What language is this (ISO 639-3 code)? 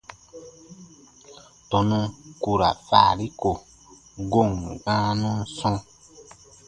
bba